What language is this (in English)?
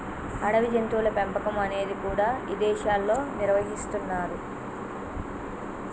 Telugu